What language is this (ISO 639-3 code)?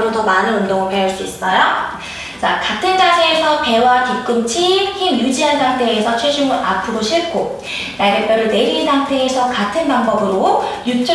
kor